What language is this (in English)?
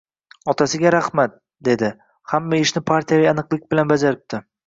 Uzbek